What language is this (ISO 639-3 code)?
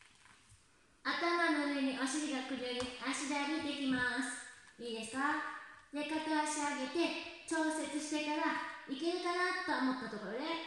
jpn